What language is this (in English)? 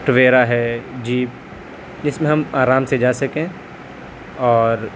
Urdu